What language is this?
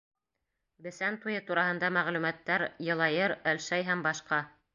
Bashkir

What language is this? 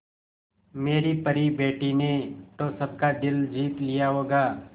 Hindi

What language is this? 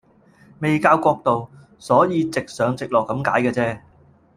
Cantonese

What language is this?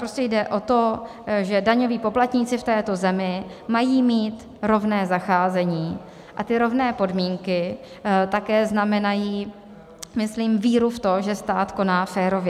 Czech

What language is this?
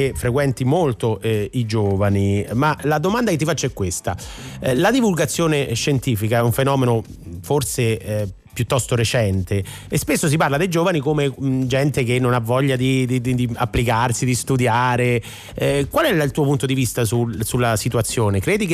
Italian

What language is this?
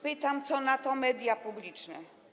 Polish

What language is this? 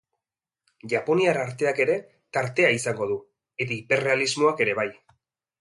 Basque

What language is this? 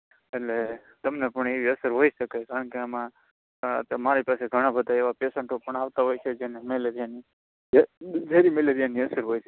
Gujarati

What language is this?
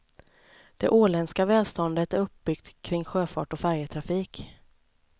Swedish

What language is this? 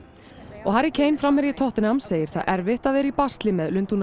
Icelandic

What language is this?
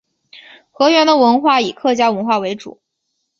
Chinese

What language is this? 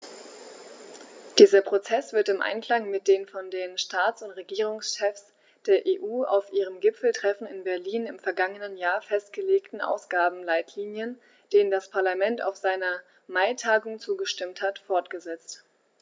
German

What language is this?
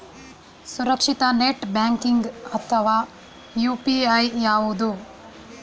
Kannada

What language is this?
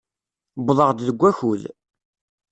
Kabyle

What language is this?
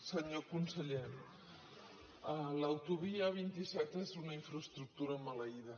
Catalan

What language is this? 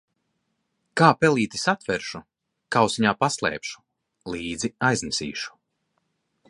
Latvian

